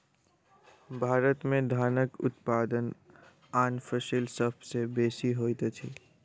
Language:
Maithili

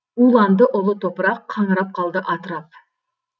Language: Kazakh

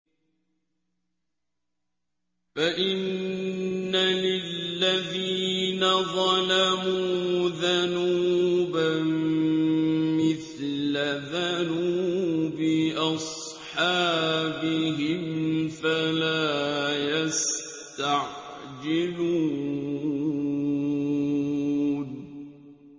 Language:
Arabic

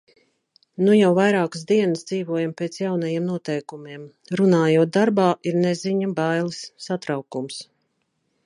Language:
Latvian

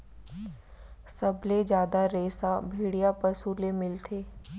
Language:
Chhattisgarhi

